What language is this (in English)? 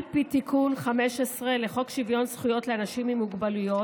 Hebrew